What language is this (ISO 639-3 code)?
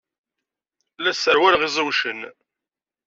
kab